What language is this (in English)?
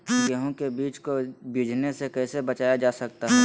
Magahi